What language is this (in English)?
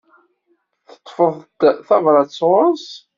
Kabyle